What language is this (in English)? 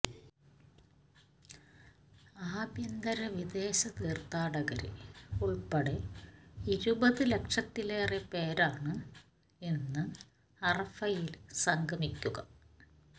Malayalam